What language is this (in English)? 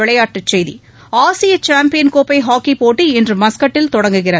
Tamil